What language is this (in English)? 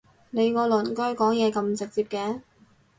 Cantonese